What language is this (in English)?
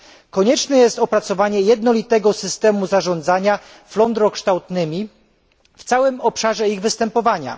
Polish